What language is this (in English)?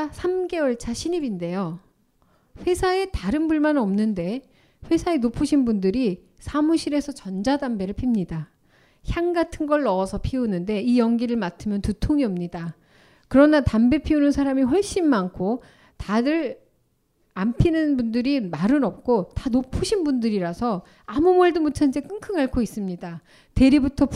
Korean